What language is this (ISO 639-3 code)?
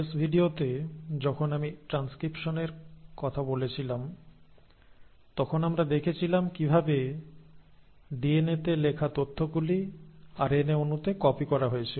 ben